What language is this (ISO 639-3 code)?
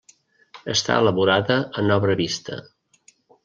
cat